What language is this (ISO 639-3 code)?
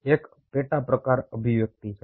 guj